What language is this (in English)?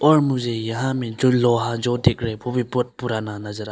Hindi